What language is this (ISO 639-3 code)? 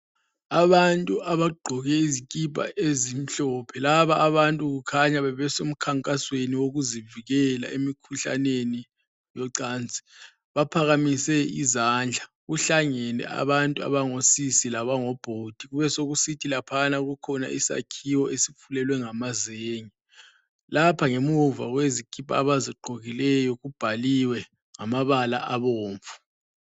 nde